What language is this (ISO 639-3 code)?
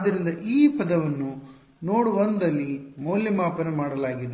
kan